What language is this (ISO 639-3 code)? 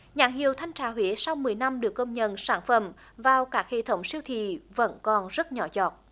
vie